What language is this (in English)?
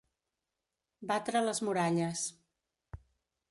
Catalan